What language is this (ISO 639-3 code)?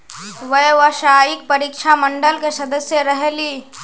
mag